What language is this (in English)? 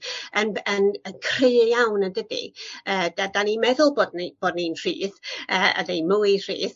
Welsh